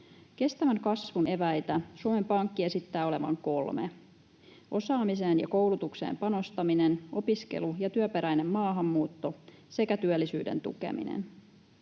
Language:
Finnish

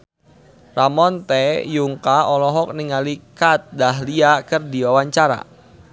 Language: Sundanese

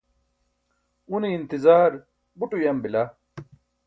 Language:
Burushaski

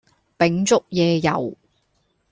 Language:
Cantonese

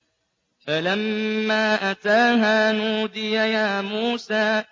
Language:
Arabic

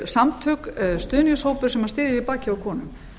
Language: Icelandic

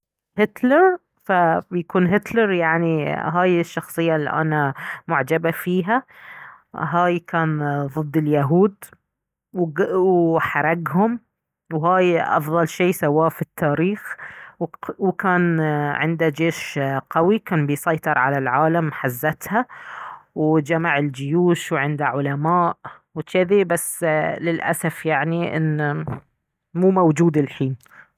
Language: Baharna Arabic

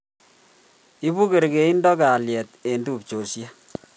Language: Kalenjin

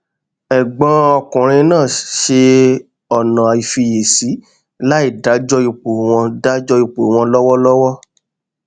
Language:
Yoruba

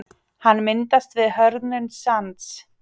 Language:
Icelandic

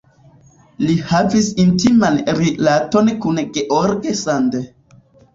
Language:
Esperanto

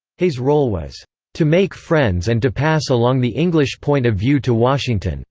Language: English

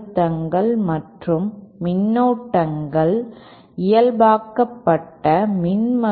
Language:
Tamil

